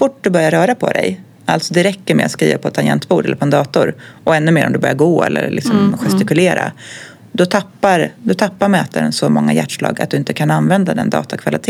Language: Swedish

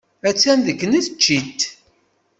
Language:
Kabyle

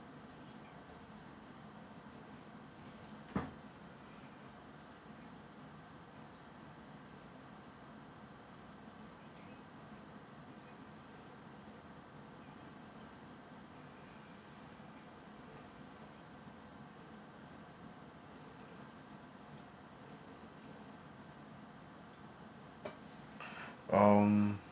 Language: English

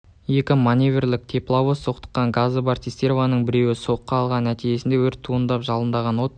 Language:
Kazakh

